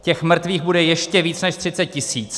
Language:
Czech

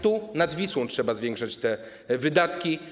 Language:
Polish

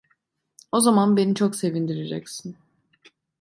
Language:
Turkish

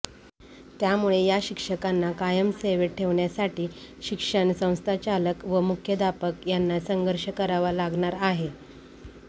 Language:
Marathi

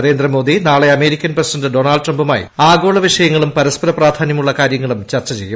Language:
Malayalam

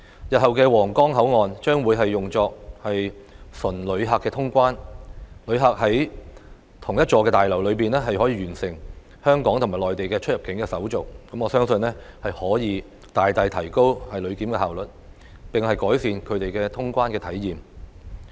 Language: Cantonese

